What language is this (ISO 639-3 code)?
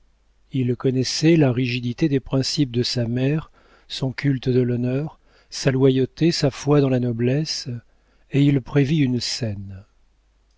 fra